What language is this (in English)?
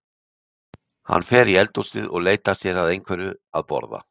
Icelandic